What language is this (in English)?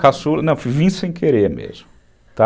Portuguese